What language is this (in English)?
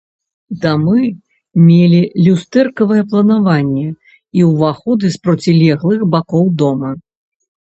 Belarusian